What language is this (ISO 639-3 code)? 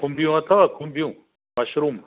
snd